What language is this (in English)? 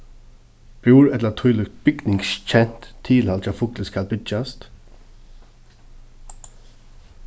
Faroese